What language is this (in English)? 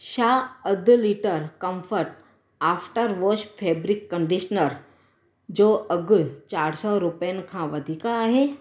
Sindhi